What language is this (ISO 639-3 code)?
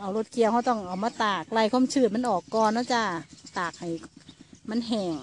tha